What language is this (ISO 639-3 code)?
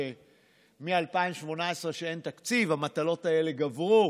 heb